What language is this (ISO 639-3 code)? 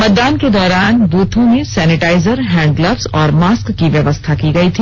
hin